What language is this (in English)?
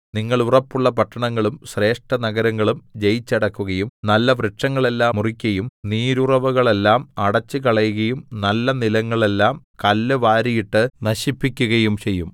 Malayalam